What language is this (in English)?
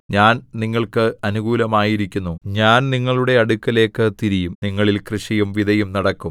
Malayalam